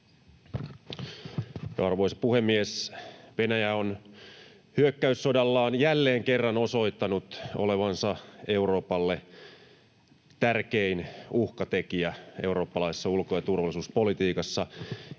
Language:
Finnish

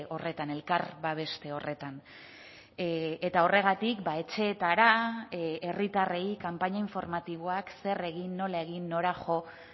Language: Basque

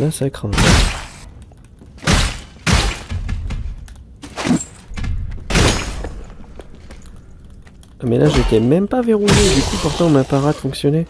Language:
French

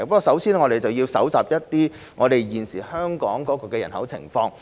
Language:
Cantonese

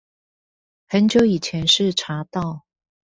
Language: Chinese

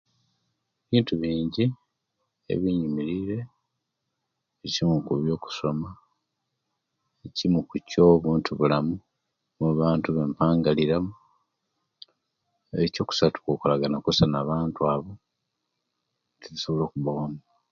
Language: Kenyi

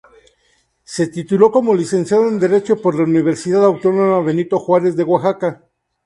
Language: Spanish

